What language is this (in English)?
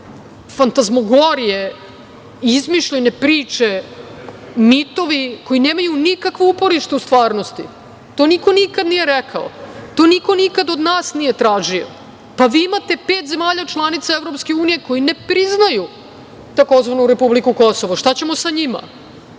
Serbian